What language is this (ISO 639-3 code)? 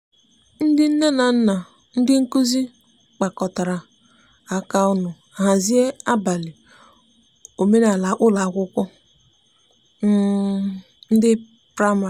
ibo